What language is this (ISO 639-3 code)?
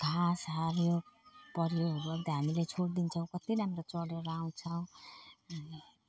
nep